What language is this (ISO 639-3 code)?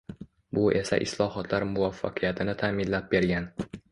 uzb